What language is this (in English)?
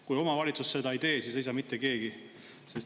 Estonian